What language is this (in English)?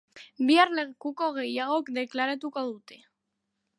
Basque